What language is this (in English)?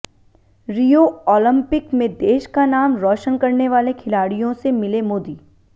Hindi